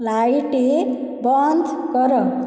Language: Odia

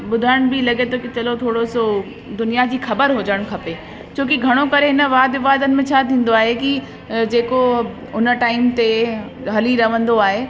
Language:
Sindhi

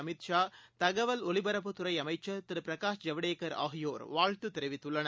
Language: Tamil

